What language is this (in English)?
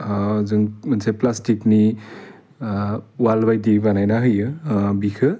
Bodo